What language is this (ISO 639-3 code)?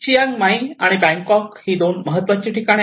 mar